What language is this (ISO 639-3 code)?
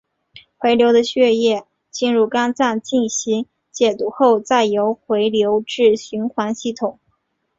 zho